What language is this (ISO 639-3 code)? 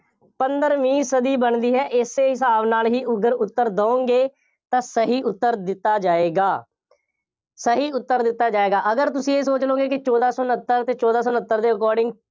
pan